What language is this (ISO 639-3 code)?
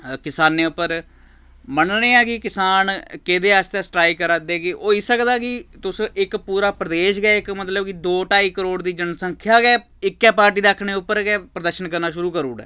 doi